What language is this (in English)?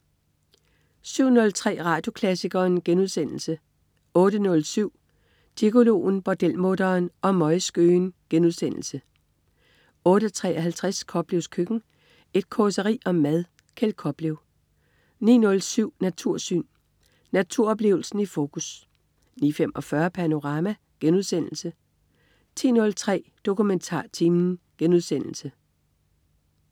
Danish